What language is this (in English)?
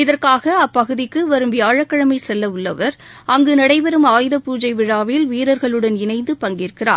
Tamil